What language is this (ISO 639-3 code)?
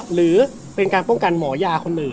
tha